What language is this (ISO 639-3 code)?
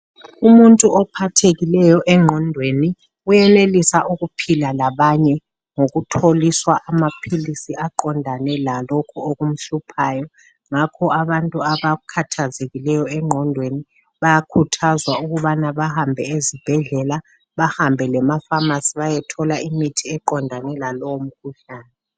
nde